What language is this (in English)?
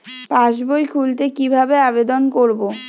Bangla